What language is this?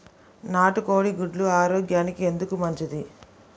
Telugu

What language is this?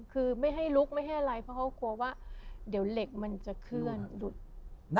Thai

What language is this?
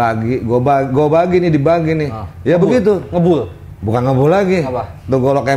Indonesian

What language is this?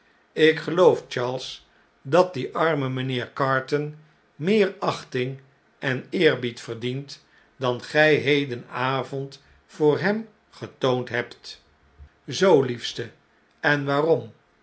Dutch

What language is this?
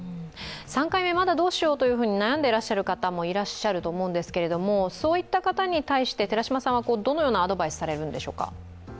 Japanese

